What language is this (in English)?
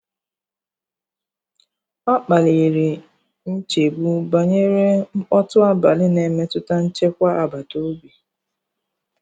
Igbo